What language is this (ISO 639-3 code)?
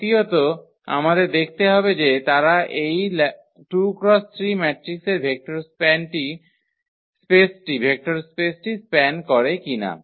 ben